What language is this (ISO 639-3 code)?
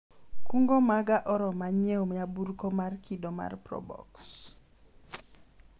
luo